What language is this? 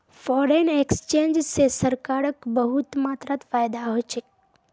Magahi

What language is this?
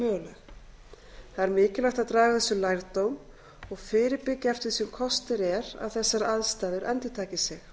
Icelandic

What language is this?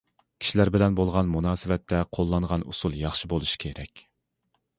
Uyghur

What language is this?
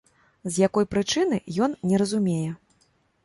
Belarusian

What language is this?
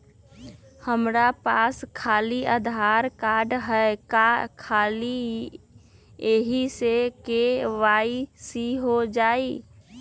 Magahi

